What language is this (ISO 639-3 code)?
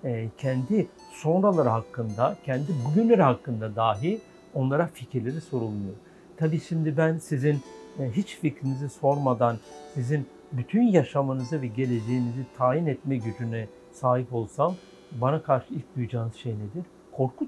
tur